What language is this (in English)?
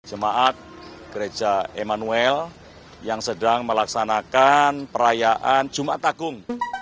Indonesian